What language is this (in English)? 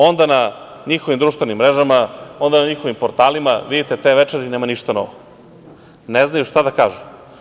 Serbian